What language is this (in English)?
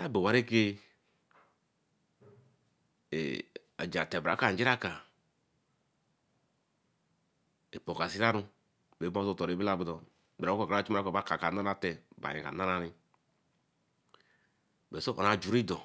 Eleme